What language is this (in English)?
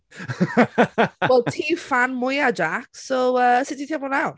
Welsh